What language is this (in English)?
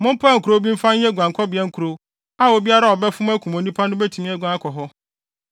Akan